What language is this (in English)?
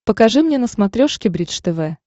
Russian